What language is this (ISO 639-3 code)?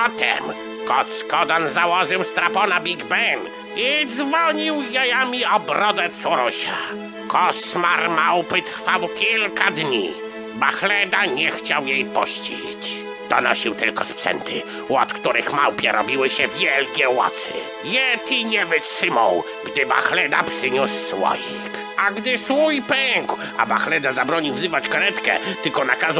pol